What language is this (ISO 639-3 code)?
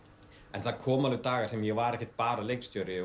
isl